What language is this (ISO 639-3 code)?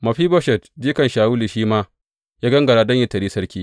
hau